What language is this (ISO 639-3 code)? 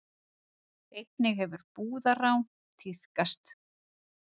isl